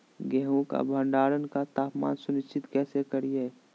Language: Magahi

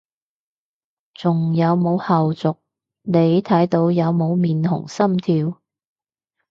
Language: Cantonese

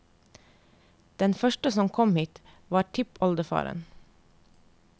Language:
Norwegian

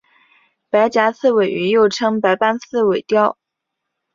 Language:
Chinese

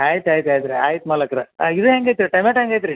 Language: Kannada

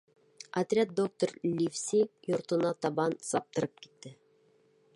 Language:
Bashkir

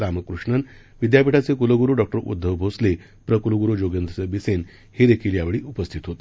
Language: Marathi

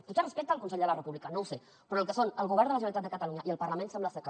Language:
Catalan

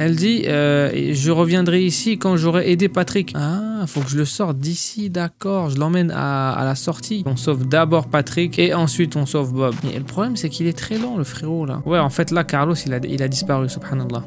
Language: French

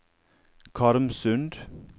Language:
Norwegian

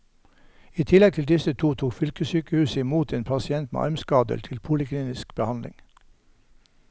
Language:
Norwegian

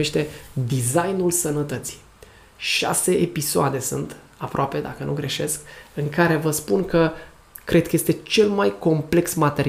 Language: Romanian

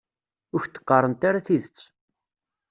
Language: Kabyle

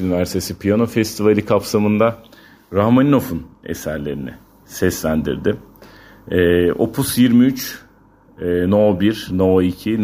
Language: Turkish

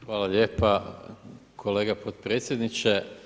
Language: Croatian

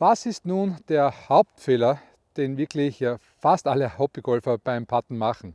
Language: German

